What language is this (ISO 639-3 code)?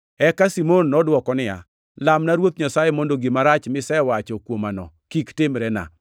luo